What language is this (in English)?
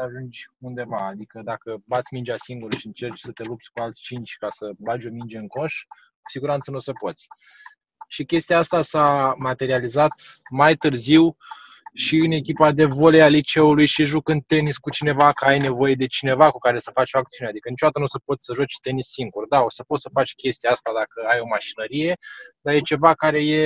Romanian